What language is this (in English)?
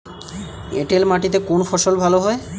Bangla